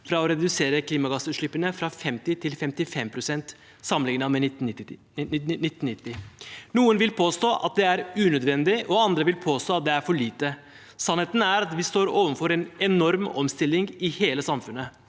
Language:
Norwegian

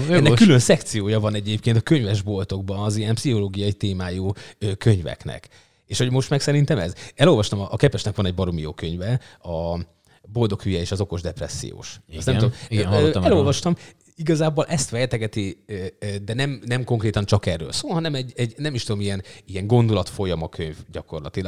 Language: Hungarian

